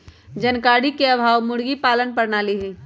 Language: Magahi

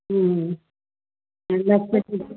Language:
Sindhi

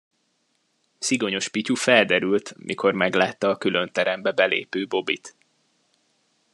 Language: Hungarian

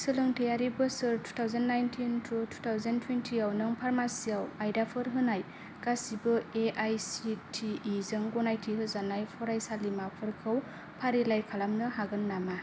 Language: Bodo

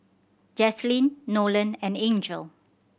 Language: English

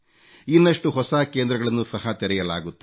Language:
Kannada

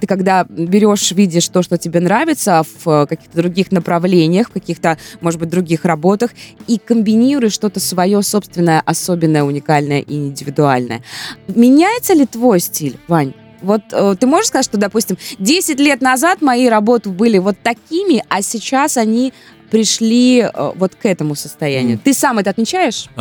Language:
Russian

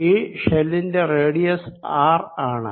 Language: Malayalam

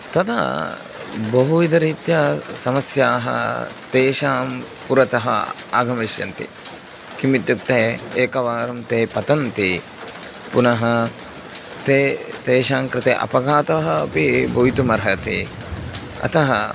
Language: Sanskrit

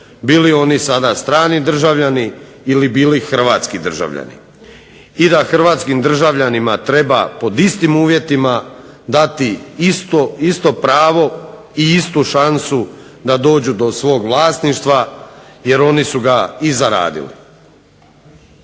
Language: Croatian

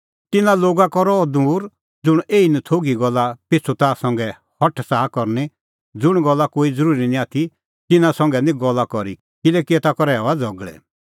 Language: Kullu Pahari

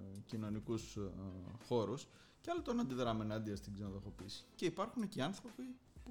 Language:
Greek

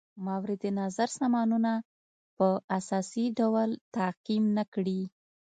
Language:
Pashto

